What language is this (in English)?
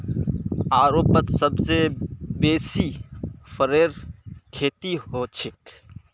Magahi